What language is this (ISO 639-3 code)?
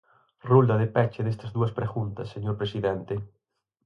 glg